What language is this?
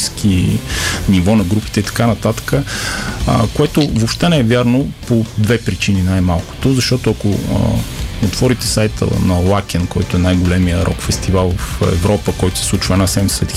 Bulgarian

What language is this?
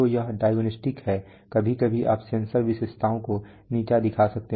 Hindi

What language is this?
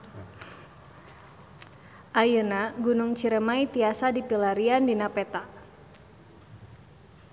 Sundanese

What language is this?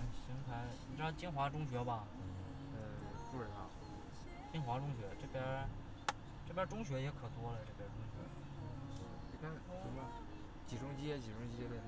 Chinese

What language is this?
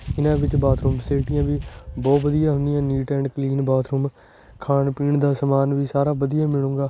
Punjabi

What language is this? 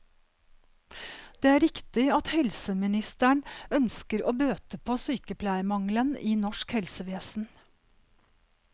Norwegian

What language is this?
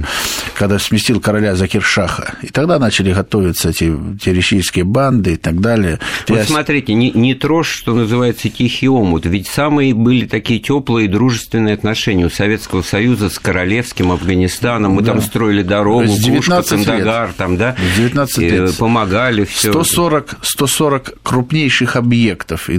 Russian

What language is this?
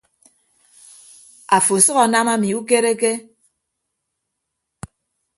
Ibibio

